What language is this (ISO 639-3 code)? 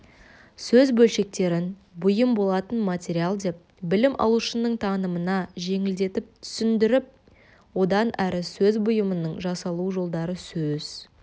kaz